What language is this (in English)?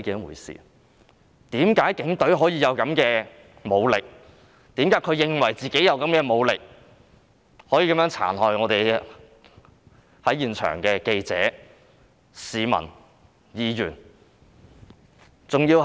Cantonese